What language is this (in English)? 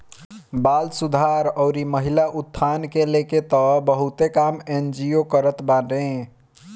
Bhojpuri